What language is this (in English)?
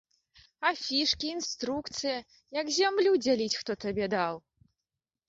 Belarusian